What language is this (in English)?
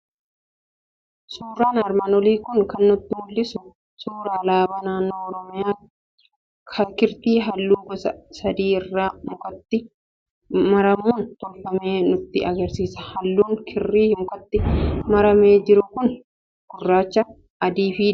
Oromo